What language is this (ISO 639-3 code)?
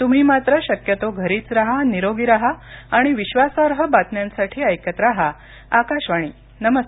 mar